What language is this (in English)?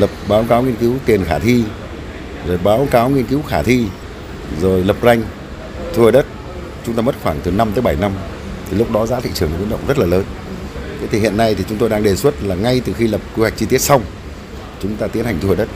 Vietnamese